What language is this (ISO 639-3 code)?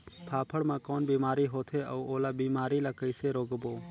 hne